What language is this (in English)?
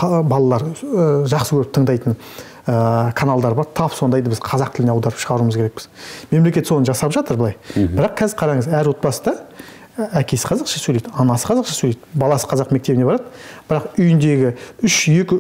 Turkish